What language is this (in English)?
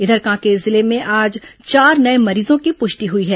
Hindi